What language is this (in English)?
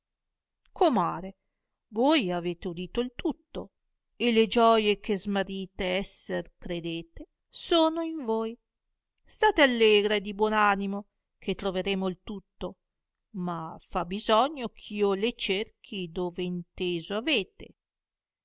Italian